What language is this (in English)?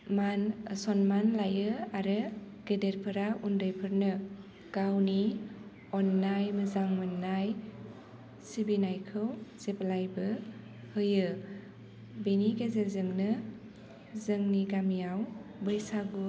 Bodo